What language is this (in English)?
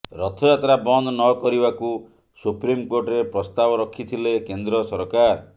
Odia